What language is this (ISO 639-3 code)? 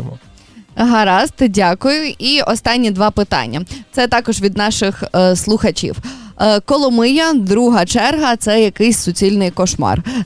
ukr